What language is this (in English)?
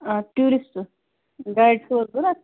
Kashmiri